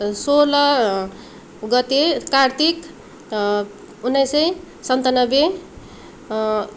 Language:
Nepali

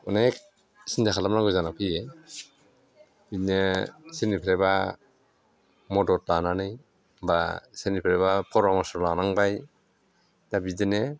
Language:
Bodo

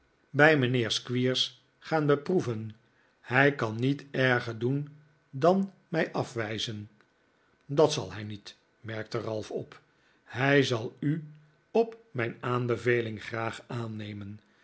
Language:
Dutch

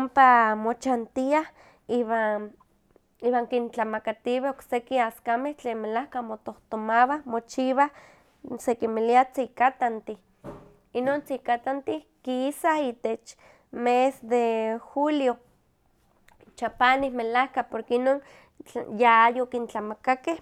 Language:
Huaxcaleca Nahuatl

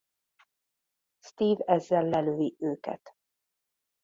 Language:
Hungarian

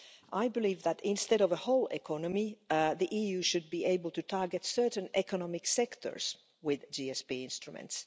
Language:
English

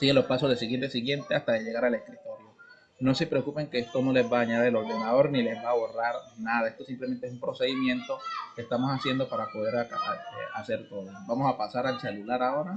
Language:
Spanish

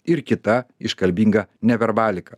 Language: Lithuanian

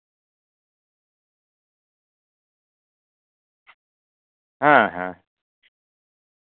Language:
Santali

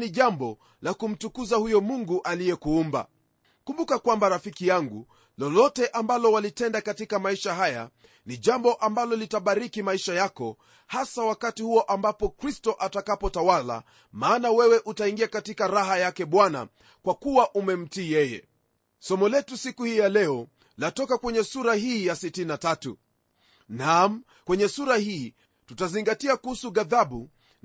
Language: Swahili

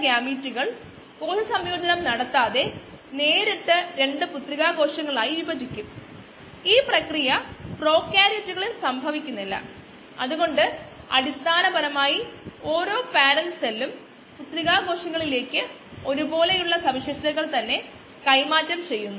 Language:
Malayalam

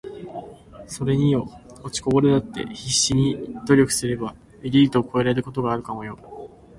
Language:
Japanese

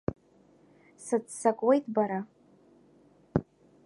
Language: Abkhazian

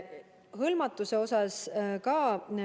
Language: Estonian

